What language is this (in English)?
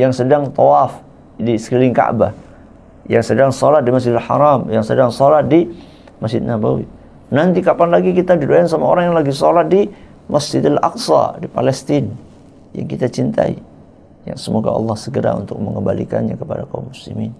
Indonesian